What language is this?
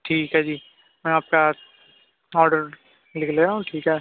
Urdu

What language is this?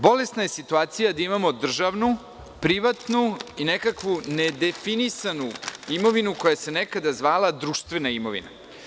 Serbian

